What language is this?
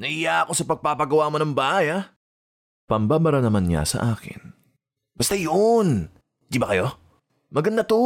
Filipino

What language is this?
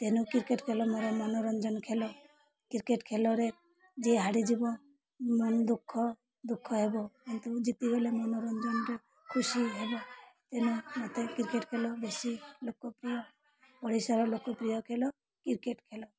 Odia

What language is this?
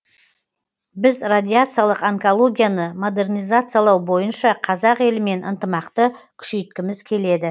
Kazakh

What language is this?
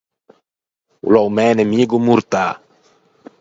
Ligurian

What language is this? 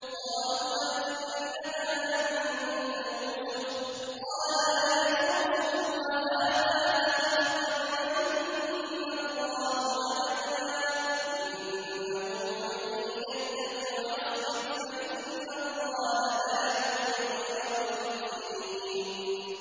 Arabic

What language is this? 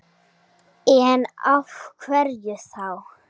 Icelandic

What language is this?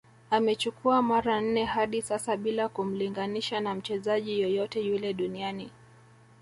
Swahili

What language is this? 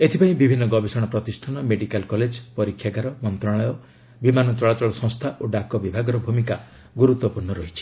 Odia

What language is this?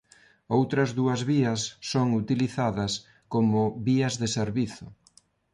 Galician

